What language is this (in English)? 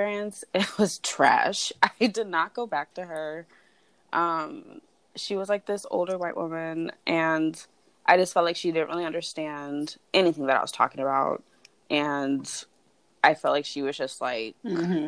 English